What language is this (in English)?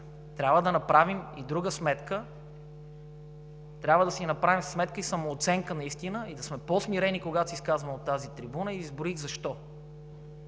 Bulgarian